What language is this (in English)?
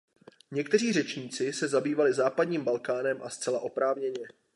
Czech